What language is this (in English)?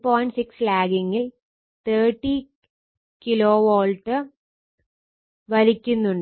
Malayalam